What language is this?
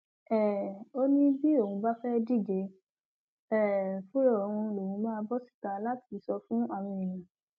Yoruba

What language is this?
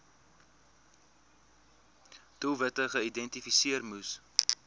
Afrikaans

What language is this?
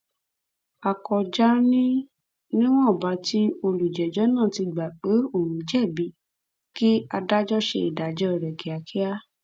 Yoruba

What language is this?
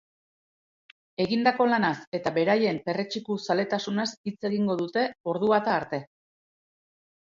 Basque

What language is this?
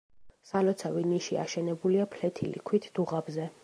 Georgian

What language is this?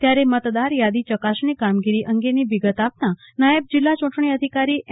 Gujarati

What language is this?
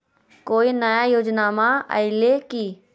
Magahi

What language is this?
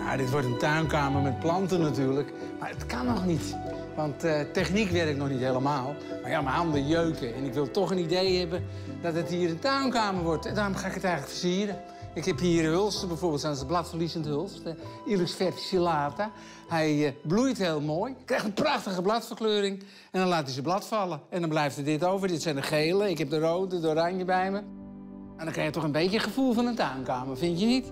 Dutch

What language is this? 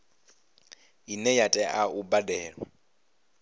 Venda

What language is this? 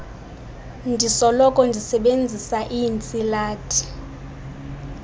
Xhosa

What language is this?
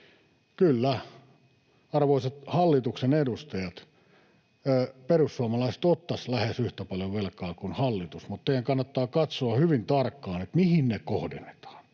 Finnish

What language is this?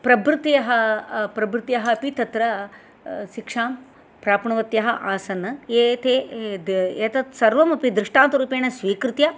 Sanskrit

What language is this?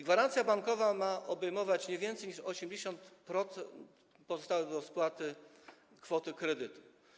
Polish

